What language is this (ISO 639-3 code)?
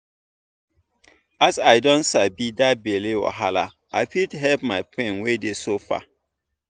pcm